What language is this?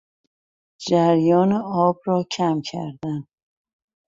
Persian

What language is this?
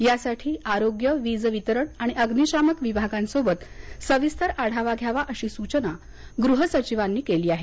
Marathi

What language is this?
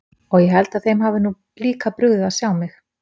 Icelandic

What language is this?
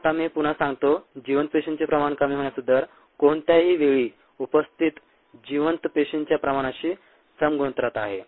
Marathi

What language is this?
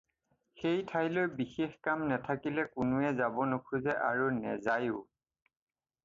Assamese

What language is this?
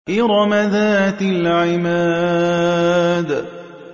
Arabic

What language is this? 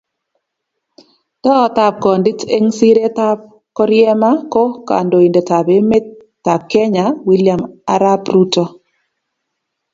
Kalenjin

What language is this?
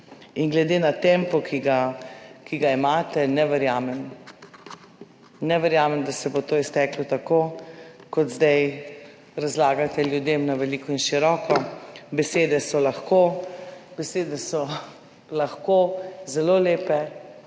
Slovenian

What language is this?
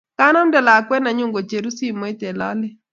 Kalenjin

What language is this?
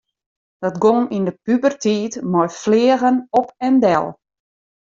Western Frisian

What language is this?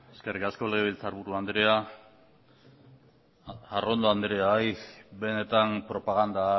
Basque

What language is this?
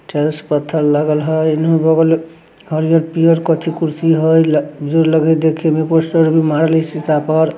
Magahi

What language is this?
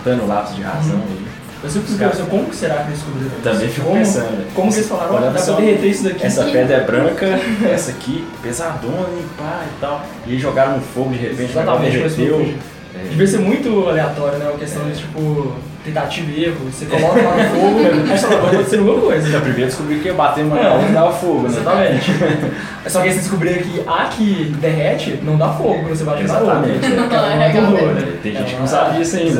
Portuguese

